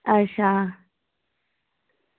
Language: Dogri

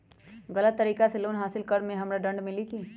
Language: Magahi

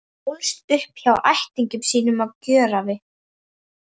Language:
Icelandic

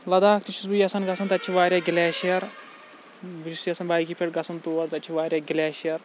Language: Kashmiri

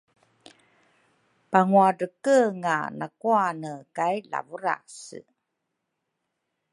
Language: Rukai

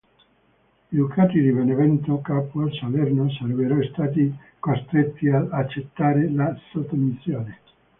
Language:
Italian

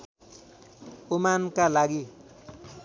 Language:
Nepali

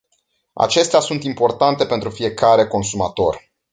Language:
Romanian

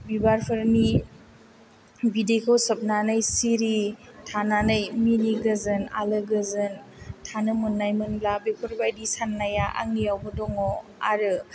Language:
Bodo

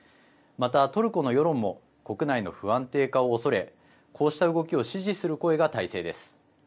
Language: Japanese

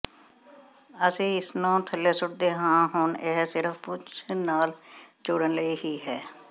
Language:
Punjabi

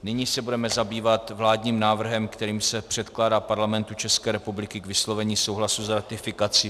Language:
Czech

